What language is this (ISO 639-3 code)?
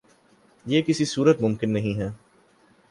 urd